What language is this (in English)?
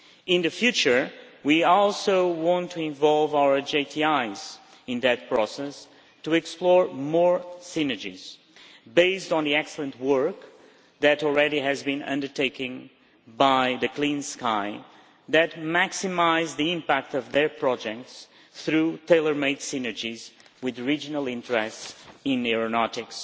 English